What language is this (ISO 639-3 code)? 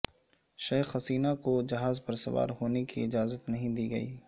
urd